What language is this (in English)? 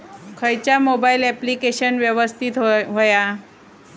Marathi